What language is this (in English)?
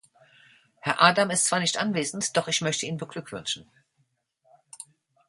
German